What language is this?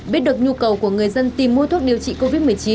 Vietnamese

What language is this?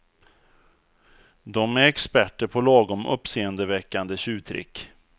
Swedish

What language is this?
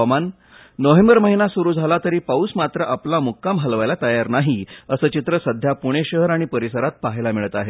Marathi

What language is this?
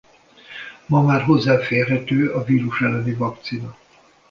Hungarian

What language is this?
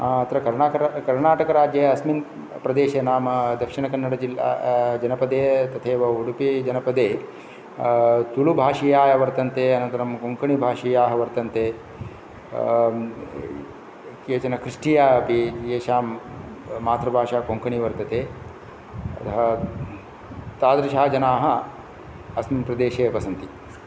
Sanskrit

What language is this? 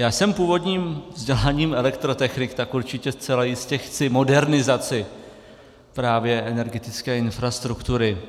Czech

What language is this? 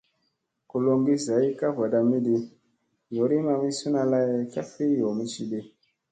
Musey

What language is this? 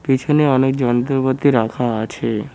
Bangla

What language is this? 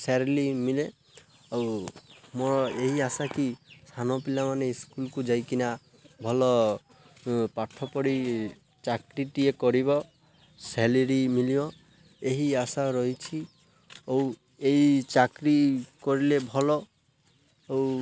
Odia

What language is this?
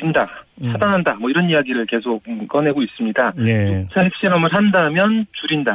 Korean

